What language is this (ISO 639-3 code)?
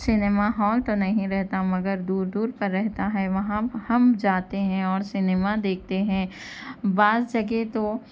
urd